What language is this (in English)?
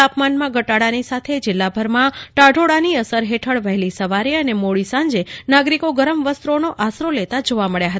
Gujarati